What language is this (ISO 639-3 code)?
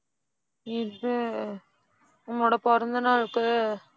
tam